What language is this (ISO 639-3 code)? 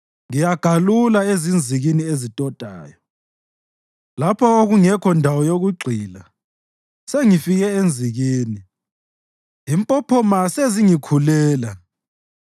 nde